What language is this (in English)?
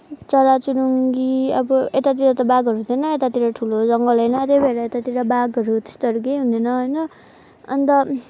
Nepali